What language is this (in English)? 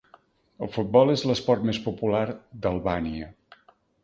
Catalan